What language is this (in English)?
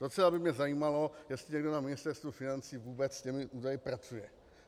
Czech